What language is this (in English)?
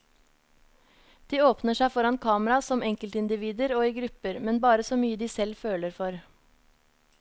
Norwegian